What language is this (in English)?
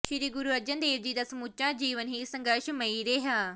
Punjabi